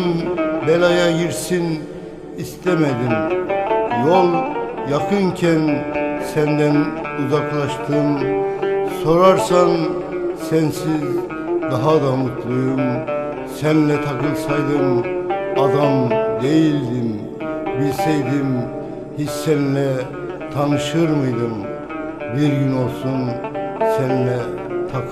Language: Turkish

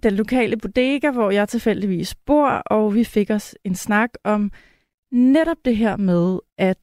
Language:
Danish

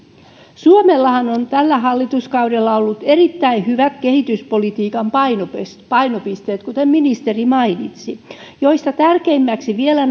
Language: Finnish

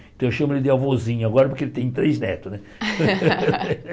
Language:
Portuguese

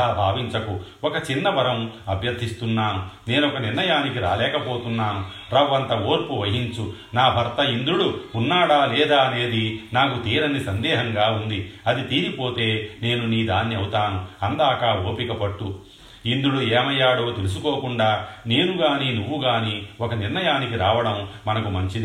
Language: Telugu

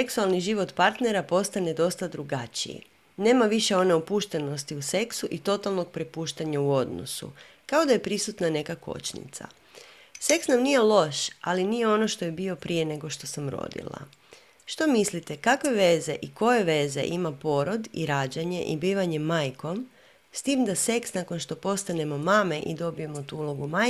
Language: Croatian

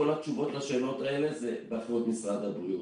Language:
Hebrew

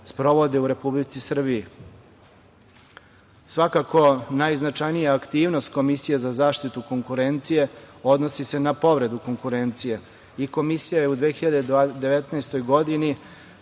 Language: Serbian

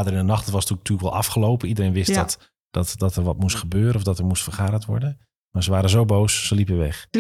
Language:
Dutch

